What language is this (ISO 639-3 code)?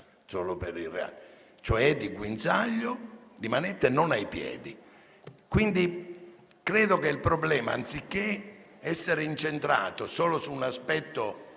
ita